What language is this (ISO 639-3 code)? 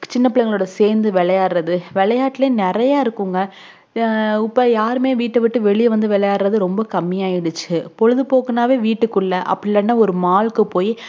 tam